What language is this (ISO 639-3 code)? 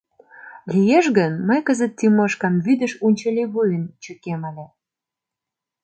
chm